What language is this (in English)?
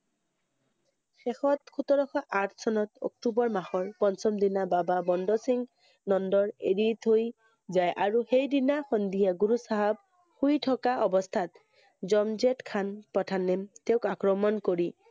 Assamese